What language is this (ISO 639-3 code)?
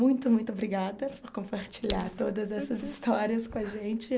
por